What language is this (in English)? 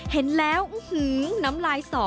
Thai